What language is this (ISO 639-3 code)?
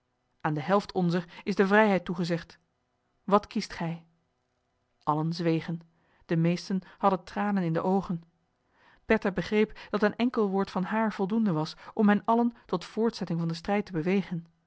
nld